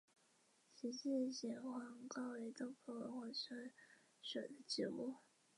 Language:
Chinese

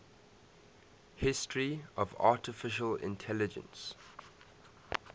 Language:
English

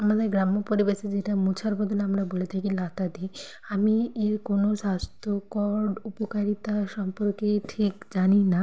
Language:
Bangla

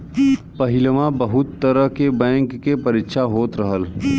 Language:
Bhojpuri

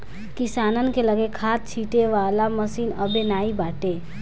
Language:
Bhojpuri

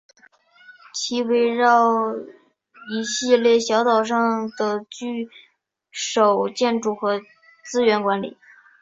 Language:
Chinese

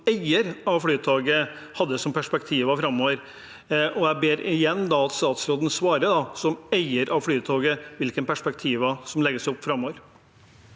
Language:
Norwegian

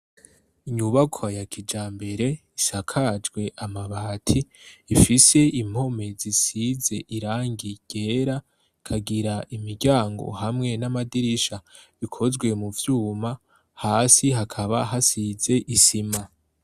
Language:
Rundi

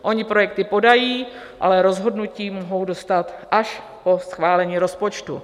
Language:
Czech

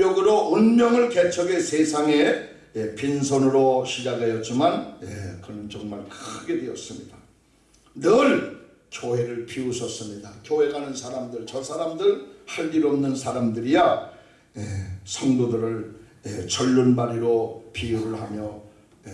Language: Korean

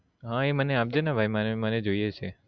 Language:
Gujarati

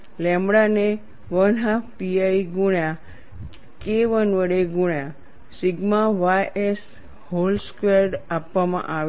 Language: Gujarati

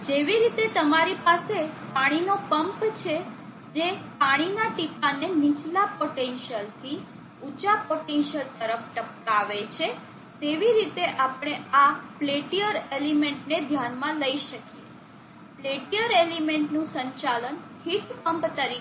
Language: Gujarati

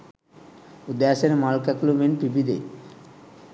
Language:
Sinhala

